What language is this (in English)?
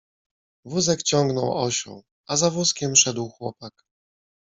Polish